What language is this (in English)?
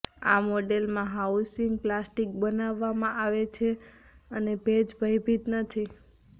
Gujarati